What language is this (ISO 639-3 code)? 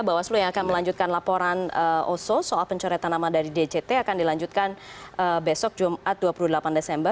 ind